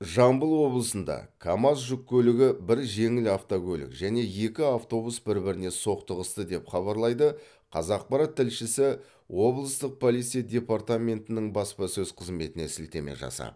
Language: Kazakh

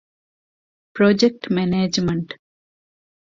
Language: Divehi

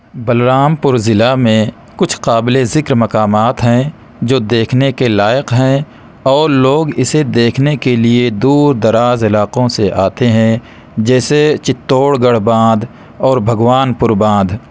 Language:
Urdu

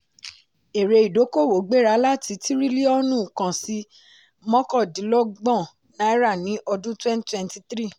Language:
Yoruba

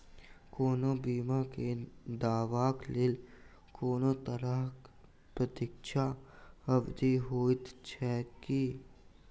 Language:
Maithili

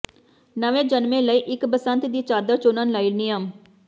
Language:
Punjabi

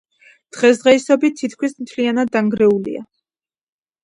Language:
Georgian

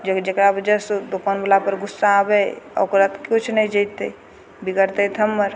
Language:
Maithili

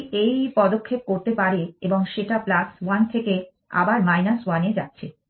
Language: Bangla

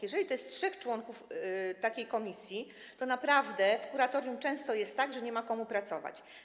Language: Polish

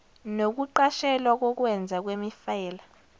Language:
Zulu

